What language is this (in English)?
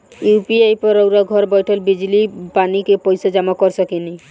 Bhojpuri